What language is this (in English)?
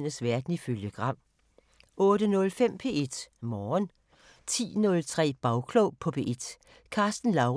Danish